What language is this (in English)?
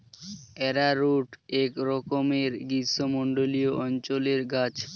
Bangla